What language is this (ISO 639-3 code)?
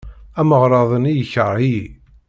kab